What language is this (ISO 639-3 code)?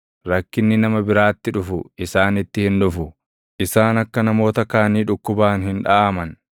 orm